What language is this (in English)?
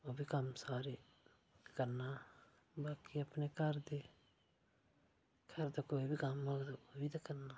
Dogri